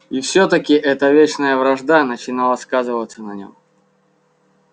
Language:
Russian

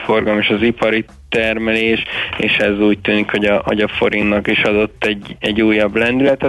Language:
Hungarian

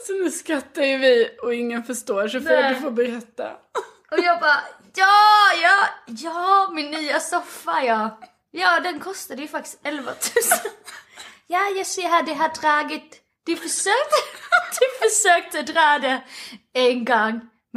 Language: Swedish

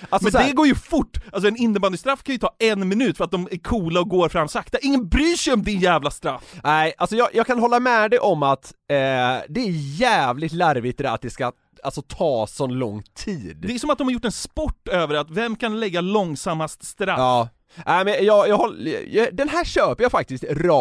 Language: Swedish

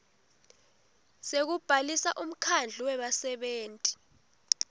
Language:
Swati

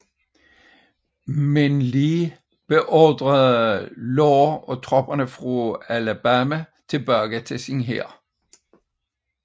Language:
Danish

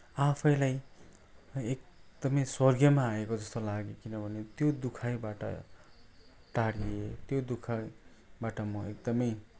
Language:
Nepali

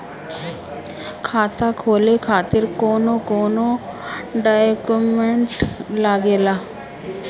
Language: Bhojpuri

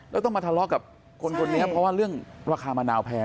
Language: Thai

